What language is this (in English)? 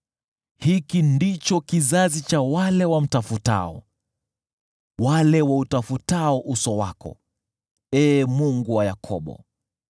Swahili